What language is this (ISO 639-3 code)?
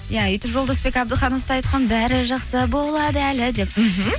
kaz